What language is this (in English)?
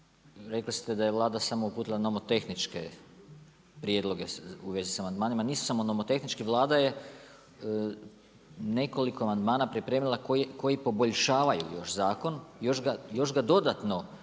Croatian